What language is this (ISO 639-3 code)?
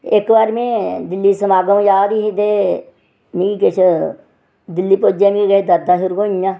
doi